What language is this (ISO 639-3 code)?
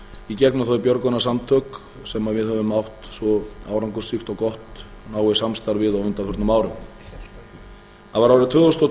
isl